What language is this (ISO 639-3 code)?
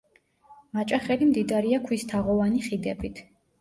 kat